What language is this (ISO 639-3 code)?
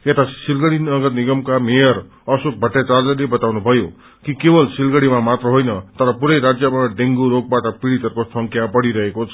nep